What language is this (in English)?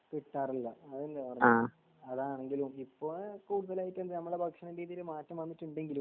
Malayalam